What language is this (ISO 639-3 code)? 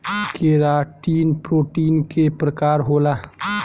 bho